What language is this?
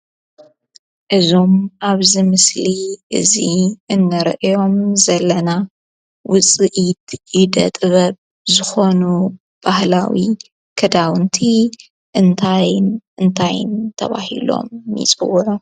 Tigrinya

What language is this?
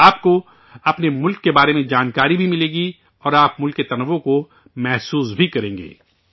Urdu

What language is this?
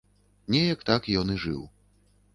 Belarusian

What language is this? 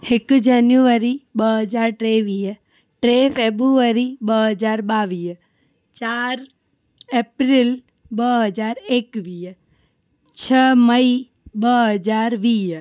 Sindhi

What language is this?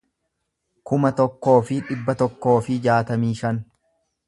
Oromo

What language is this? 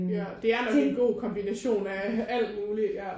Danish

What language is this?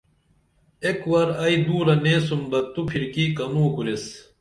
Dameli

